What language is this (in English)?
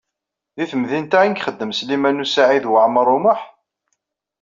Kabyle